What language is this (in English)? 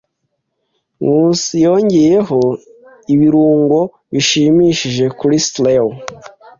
Kinyarwanda